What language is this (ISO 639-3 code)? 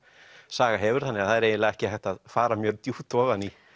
isl